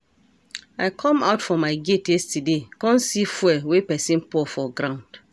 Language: Nigerian Pidgin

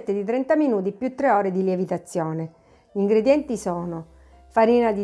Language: Italian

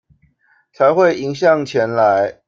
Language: Chinese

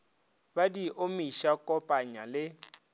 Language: Northern Sotho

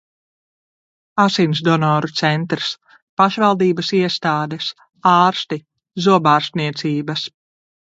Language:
Latvian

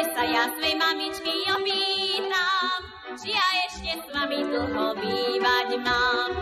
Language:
Slovak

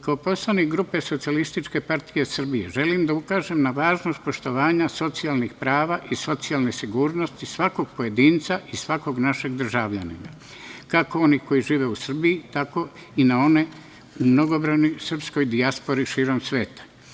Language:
Serbian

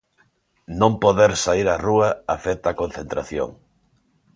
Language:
Galician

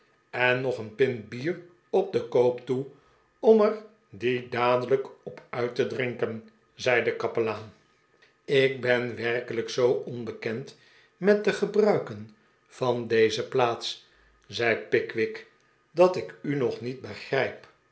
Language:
Dutch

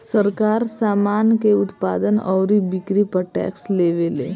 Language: Bhojpuri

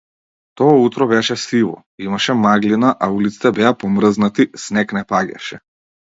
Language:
Macedonian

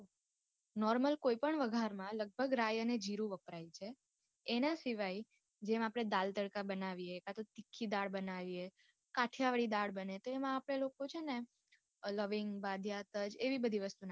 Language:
Gujarati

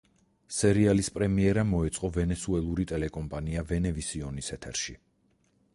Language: Georgian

